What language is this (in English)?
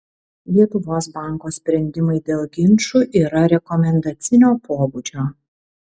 Lithuanian